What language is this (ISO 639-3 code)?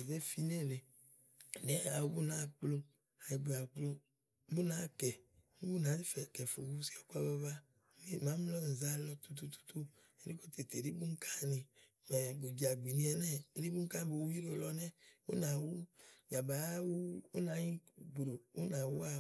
ahl